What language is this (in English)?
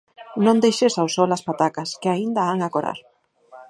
Galician